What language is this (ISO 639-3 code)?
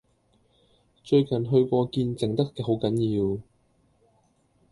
yue